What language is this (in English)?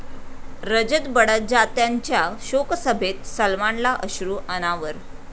Marathi